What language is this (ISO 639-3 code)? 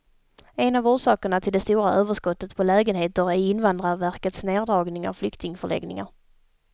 swe